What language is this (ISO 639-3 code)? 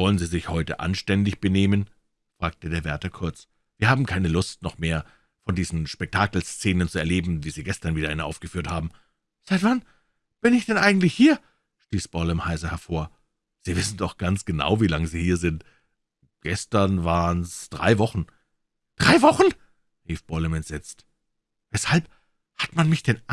deu